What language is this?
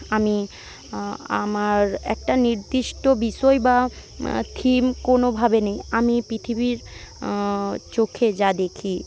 Bangla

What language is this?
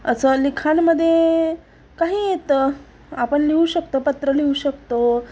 Marathi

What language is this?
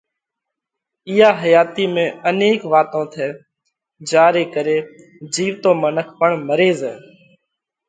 Parkari Koli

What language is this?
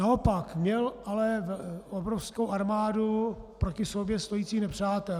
Czech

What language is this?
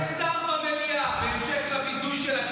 Hebrew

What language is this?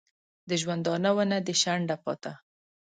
Pashto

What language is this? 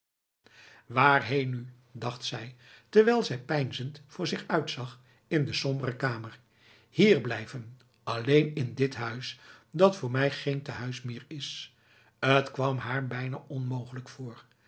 Dutch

